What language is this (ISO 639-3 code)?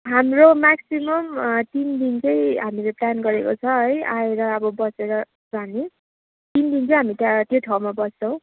nep